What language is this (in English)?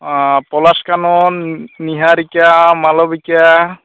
Santali